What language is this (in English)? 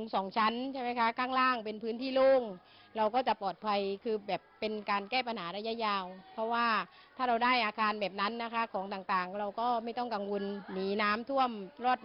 Thai